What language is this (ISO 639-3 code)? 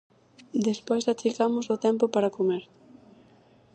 glg